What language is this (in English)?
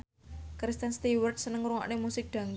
Javanese